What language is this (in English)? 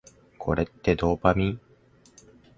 Japanese